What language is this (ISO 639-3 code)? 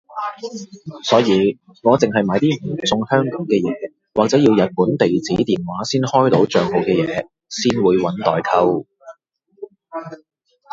yue